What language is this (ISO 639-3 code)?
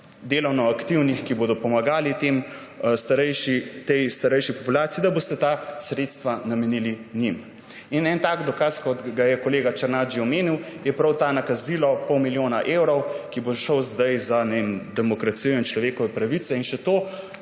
slv